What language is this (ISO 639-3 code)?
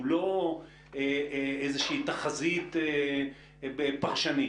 heb